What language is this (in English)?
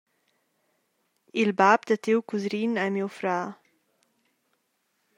Romansh